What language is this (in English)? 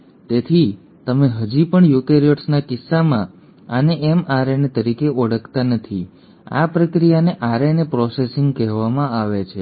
Gujarati